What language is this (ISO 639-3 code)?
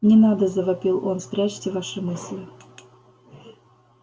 rus